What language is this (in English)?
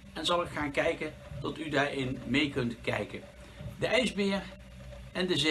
Dutch